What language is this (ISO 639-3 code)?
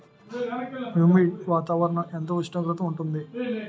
tel